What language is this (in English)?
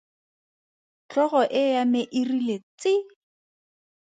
Tswana